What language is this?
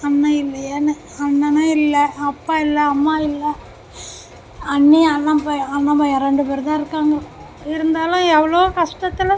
Tamil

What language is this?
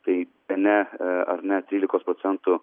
Lithuanian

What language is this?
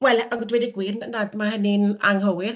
Welsh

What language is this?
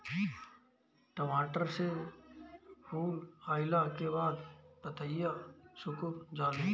Bhojpuri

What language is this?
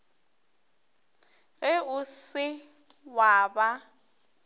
Northern Sotho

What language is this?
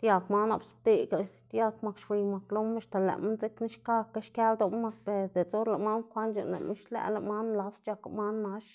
Xanaguía Zapotec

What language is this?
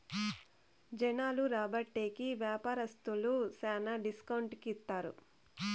Telugu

